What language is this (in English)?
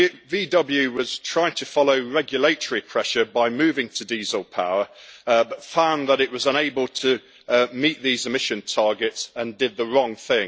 English